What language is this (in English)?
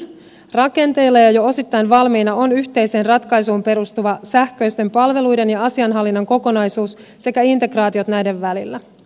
Finnish